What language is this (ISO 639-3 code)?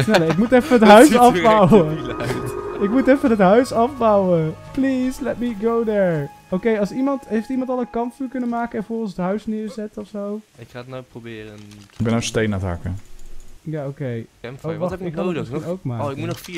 nld